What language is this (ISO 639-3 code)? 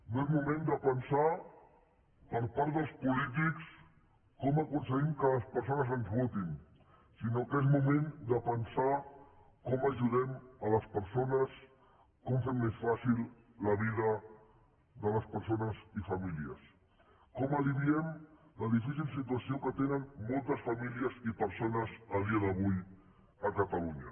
cat